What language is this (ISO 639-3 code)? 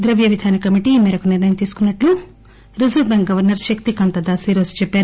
tel